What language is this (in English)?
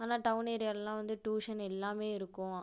Tamil